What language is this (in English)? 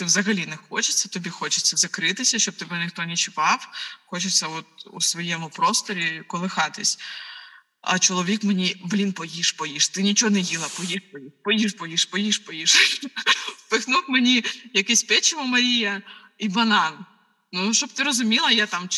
Ukrainian